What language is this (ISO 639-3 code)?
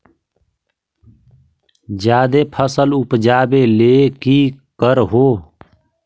mag